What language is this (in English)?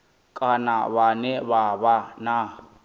Venda